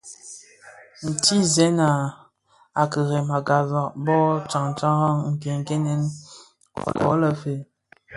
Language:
Bafia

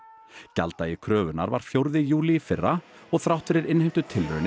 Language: Icelandic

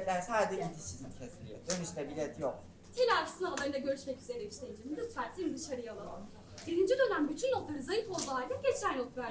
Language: Turkish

